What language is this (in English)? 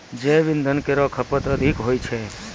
Maithili